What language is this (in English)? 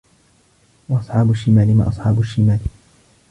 Arabic